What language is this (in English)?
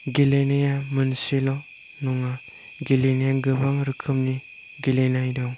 Bodo